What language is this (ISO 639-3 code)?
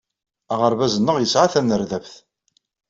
kab